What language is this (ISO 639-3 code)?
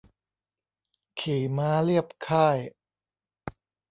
tha